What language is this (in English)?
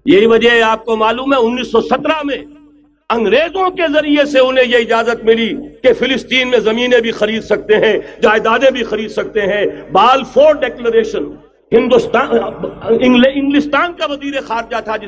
Urdu